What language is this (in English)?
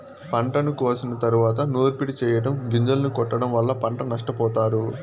Telugu